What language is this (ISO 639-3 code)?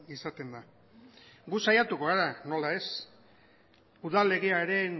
eus